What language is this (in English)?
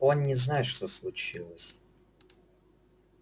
Russian